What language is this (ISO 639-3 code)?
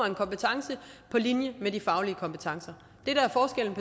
dan